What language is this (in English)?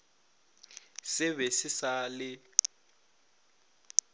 Northern Sotho